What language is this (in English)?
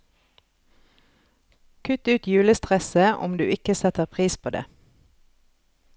Norwegian